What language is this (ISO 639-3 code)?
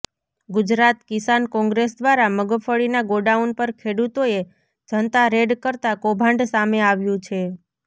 guj